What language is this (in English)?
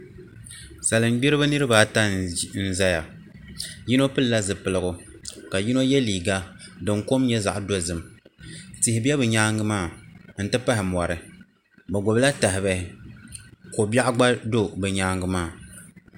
Dagbani